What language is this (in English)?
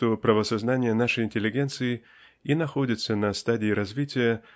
Russian